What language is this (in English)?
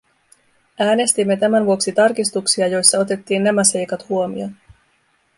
Finnish